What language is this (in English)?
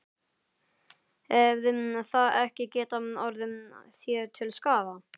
Icelandic